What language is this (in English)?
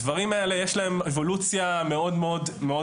Hebrew